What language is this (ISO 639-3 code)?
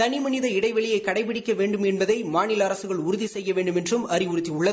tam